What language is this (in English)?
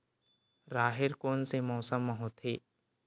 Chhattisgarhi